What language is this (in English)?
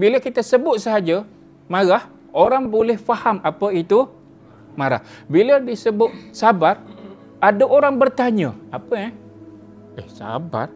Malay